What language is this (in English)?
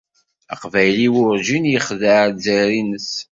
Kabyle